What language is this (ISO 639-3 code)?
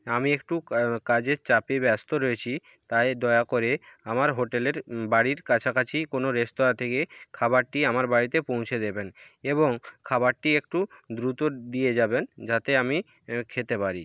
ben